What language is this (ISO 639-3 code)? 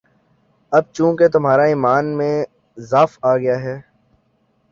urd